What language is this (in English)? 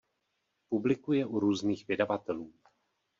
Czech